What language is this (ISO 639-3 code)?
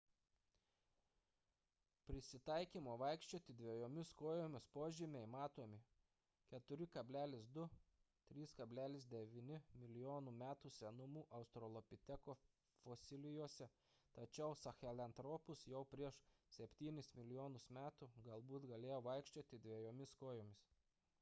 lit